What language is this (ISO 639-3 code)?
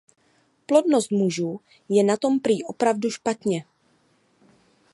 ces